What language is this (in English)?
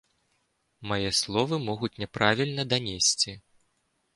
Belarusian